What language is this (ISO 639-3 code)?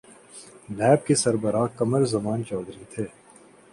urd